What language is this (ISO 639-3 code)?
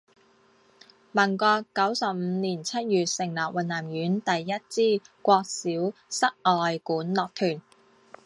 zho